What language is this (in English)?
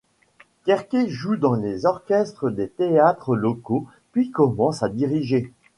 French